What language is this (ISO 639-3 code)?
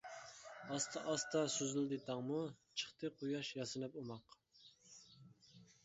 uig